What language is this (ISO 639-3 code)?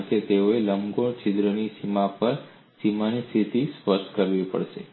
guj